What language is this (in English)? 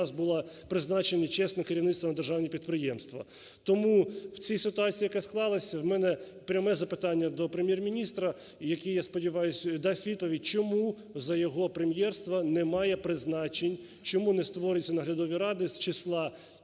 Ukrainian